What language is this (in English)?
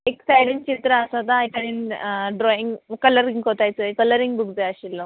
Konkani